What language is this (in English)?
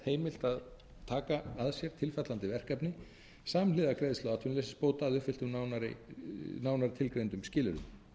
Icelandic